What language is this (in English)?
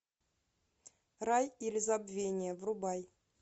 Russian